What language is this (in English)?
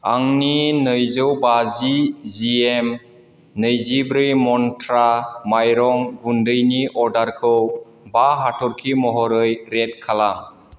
Bodo